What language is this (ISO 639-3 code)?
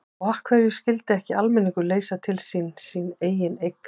isl